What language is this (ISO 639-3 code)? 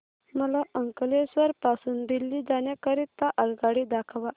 mar